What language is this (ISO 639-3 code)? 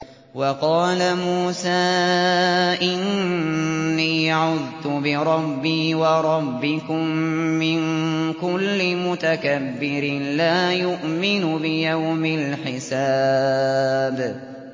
ara